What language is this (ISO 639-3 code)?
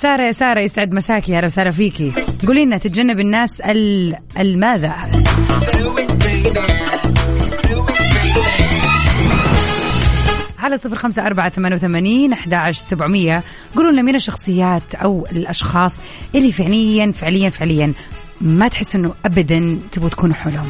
ara